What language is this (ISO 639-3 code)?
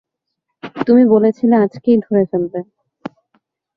ben